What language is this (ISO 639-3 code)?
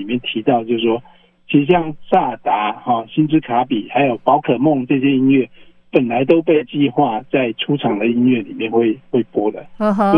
zho